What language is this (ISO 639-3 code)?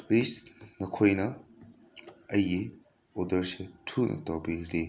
mni